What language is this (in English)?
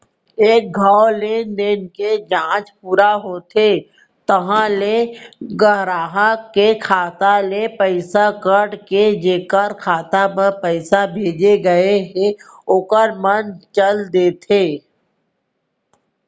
Chhattisgarhi